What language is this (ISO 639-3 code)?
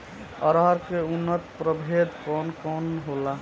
bho